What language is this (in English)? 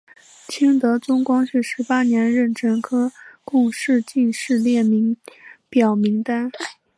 Chinese